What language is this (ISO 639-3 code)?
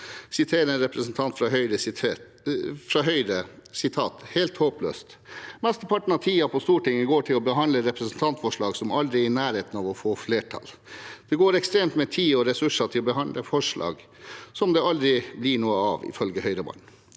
nor